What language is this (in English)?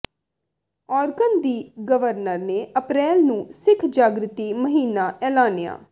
Punjabi